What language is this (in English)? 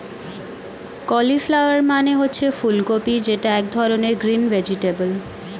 Bangla